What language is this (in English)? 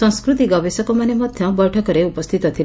Odia